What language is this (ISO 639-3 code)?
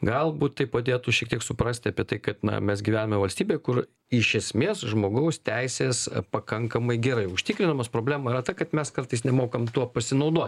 lit